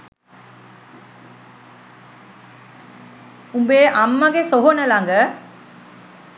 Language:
Sinhala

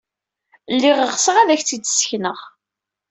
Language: Kabyle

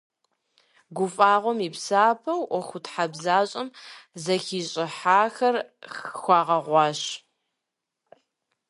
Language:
Kabardian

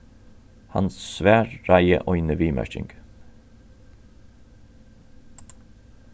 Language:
Faroese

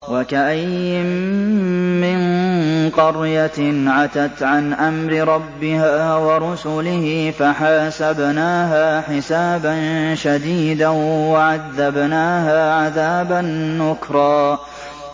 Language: Arabic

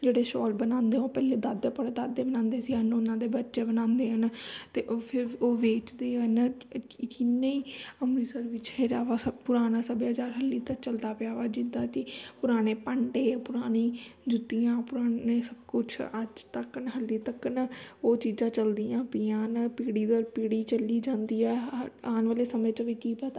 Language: Punjabi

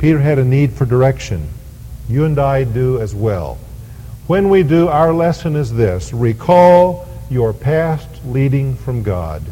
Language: English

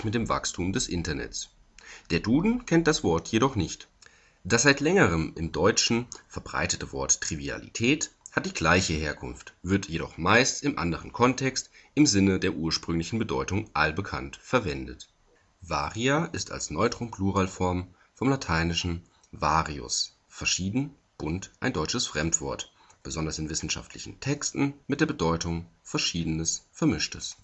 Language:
German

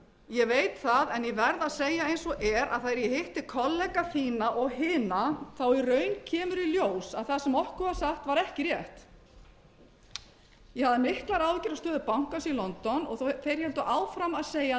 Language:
Icelandic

